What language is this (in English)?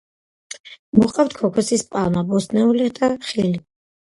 Georgian